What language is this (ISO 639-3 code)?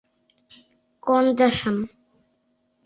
chm